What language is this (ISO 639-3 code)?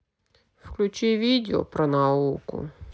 rus